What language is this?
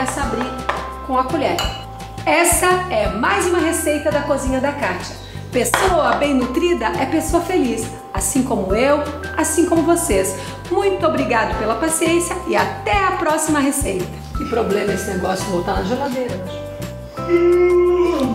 Portuguese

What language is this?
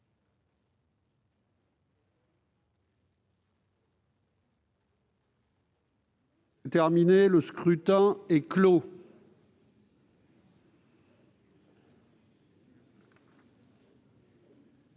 French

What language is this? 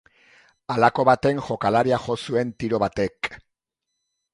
Basque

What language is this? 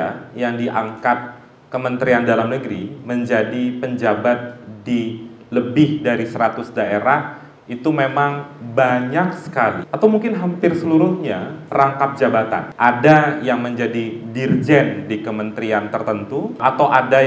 Indonesian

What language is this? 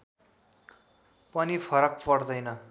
Nepali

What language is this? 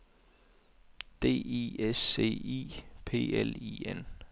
Danish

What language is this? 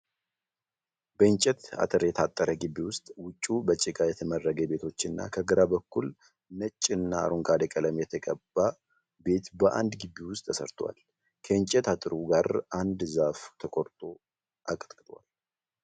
Amharic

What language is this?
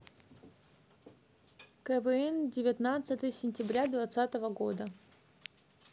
Russian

